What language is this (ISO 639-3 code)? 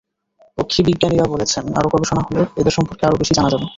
ben